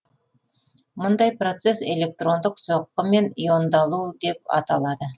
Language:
Kazakh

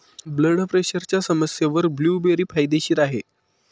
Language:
Marathi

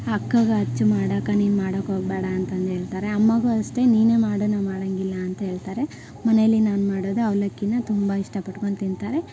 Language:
Kannada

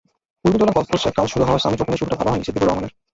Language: Bangla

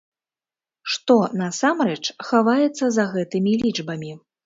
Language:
Belarusian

